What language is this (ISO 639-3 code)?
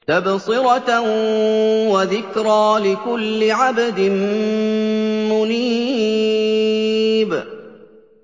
ara